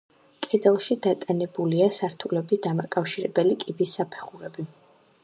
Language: Georgian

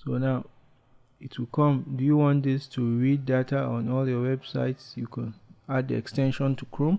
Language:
English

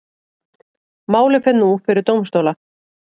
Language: Icelandic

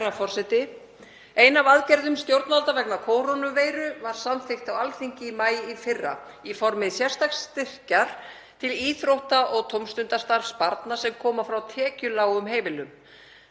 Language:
Icelandic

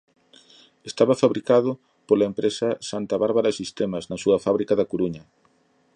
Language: Galician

